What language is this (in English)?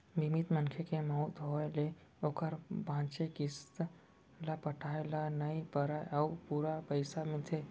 Chhattisgarhi